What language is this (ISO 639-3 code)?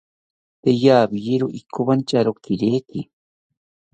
cpy